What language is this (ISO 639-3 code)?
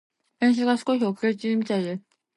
jpn